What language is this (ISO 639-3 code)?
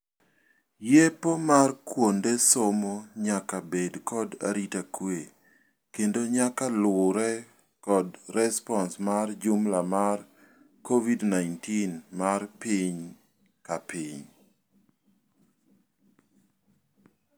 luo